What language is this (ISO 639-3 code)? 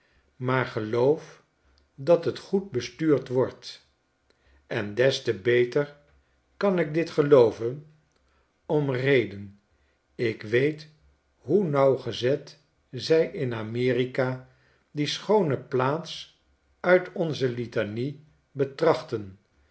nld